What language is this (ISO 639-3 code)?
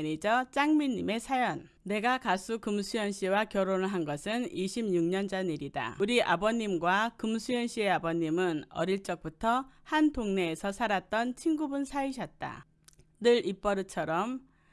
kor